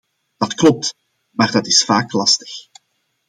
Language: Dutch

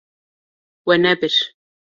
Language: Kurdish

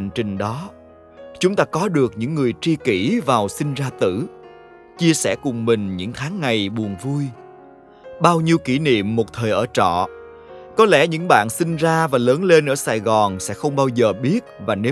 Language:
Vietnamese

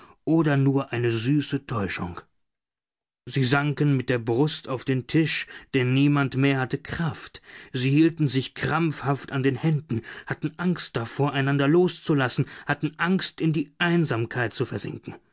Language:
German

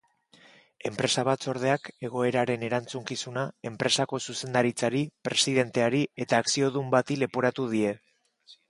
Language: Basque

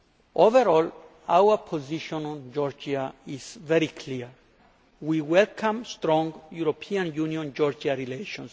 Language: English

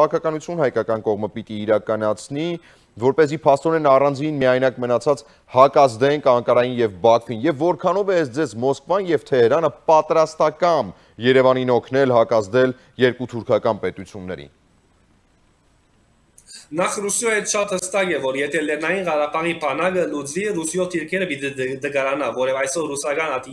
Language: Romanian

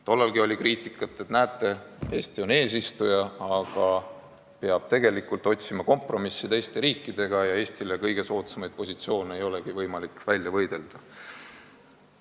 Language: Estonian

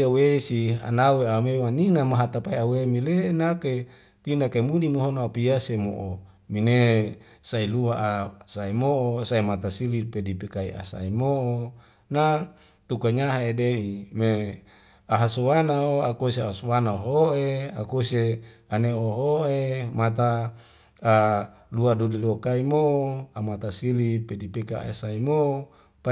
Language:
Wemale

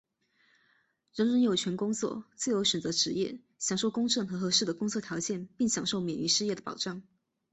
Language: Chinese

